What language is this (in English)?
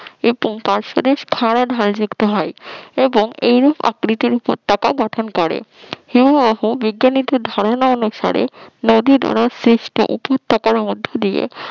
Bangla